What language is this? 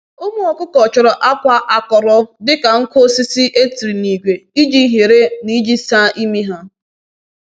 Igbo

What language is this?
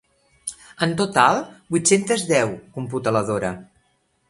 Catalan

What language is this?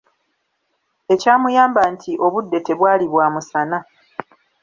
Ganda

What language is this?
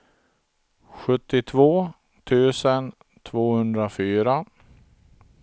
Swedish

